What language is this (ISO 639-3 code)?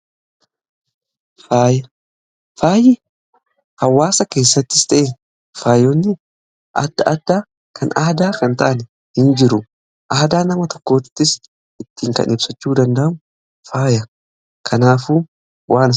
orm